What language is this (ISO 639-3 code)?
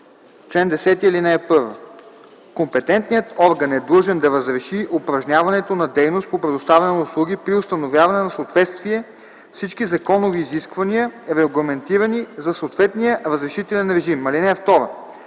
bul